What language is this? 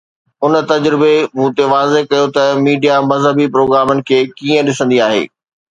Sindhi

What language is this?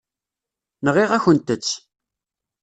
Kabyle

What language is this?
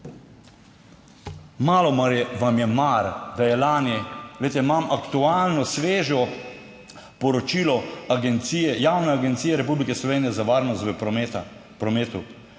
Slovenian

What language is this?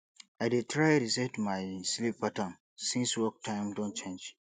Nigerian Pidgin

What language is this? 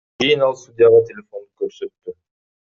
Kyrgyz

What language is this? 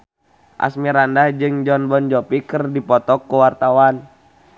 Sundanese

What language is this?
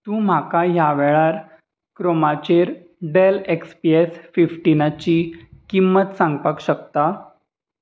Konkani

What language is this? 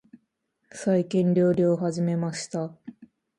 Japanese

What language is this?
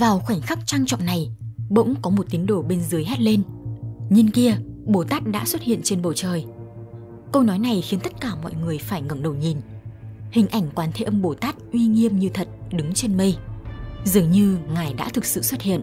Vietnamese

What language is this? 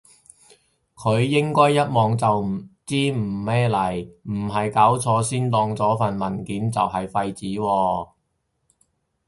Cantonese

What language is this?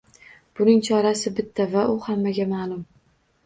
Uzbek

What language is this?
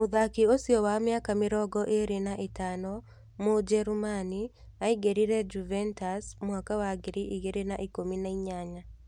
Kikuyu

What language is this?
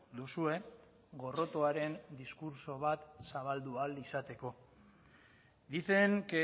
Basque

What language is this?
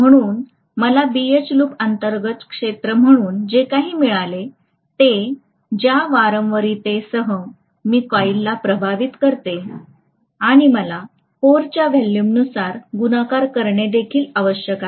Marathi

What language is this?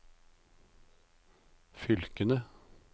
Norwegian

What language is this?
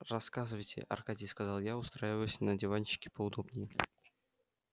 Russian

